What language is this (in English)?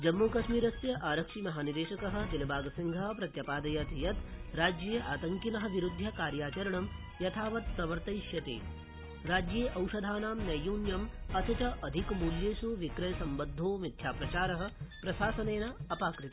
Sanskrit